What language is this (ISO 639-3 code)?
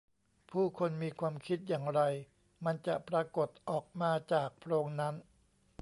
tha